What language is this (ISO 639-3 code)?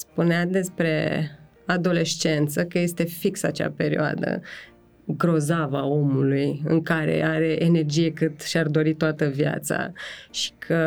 ron